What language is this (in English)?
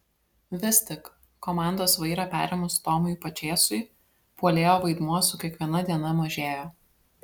Lithuanian